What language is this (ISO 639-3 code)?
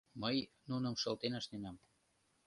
chm